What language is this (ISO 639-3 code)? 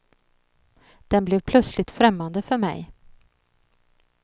swe